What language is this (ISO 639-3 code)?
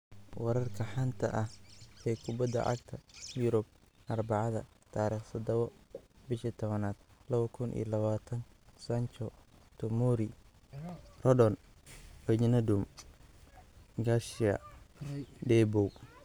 som